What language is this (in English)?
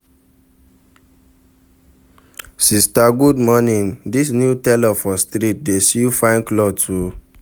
Nigerian Pidgin